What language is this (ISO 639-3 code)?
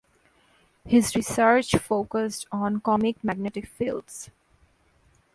eng